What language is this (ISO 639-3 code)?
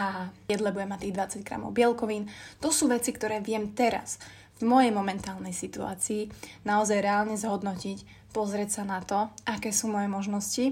slk